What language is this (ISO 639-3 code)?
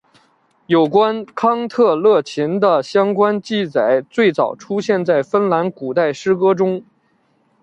zho